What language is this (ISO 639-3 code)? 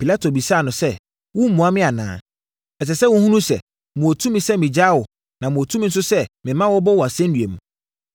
aka